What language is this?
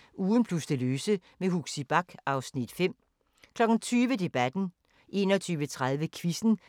Danish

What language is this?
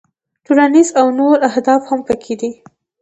Pashto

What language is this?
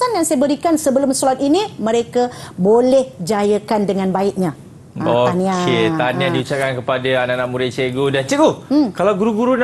Malay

